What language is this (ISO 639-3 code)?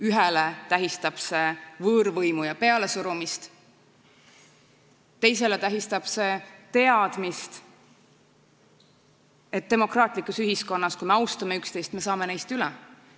est